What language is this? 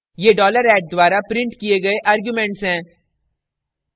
Hindi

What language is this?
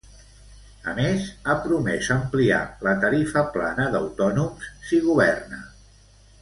Catalan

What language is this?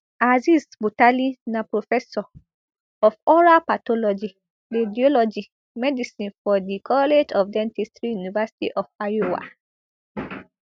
Nigerian Pidgin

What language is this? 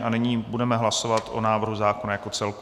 Czech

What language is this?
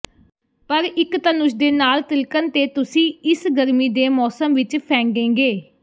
Punjabi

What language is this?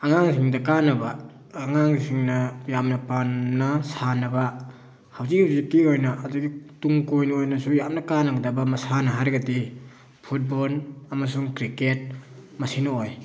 Manipuri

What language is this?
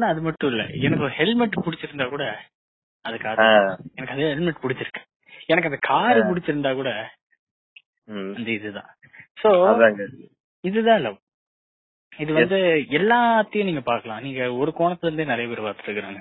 Tamil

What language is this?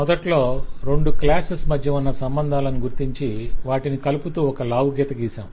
Telugu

